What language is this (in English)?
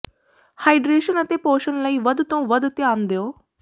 Punjabi